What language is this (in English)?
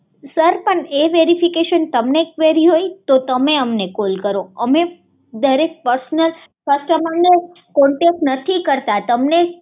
Gujarati